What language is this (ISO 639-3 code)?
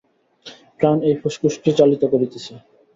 ben